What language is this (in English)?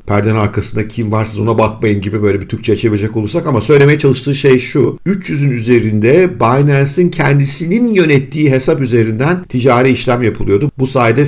Turkish